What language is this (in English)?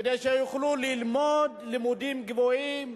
Hebrew